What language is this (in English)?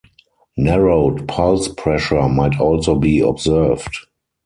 English